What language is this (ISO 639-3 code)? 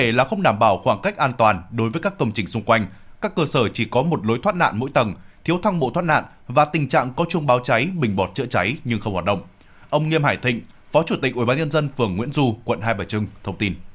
vie